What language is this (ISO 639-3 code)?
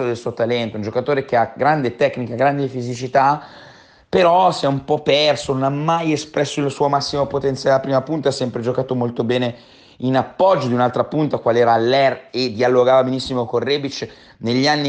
ita